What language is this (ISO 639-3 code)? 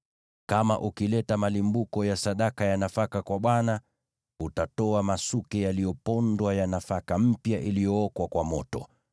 swa